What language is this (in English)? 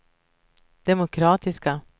Swedish